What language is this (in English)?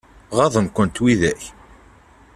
Kabyle